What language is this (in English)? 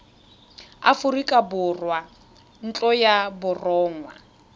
Tswana